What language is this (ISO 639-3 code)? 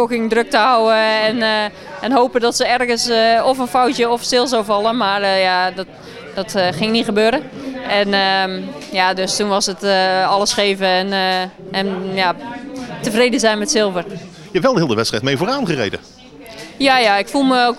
nld